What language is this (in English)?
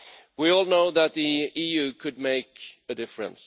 English